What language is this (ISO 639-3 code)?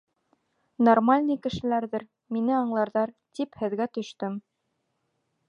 bak